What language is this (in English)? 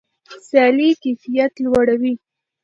Pashto